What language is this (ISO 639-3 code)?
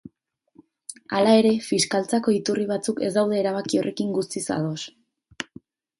eus